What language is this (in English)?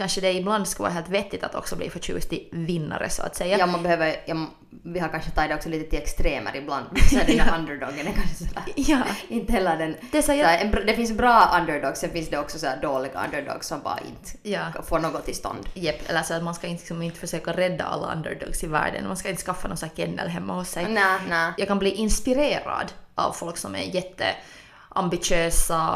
Swedish